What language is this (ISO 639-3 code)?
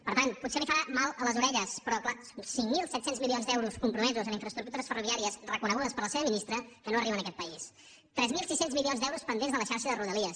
cat